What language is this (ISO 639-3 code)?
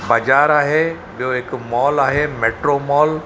snd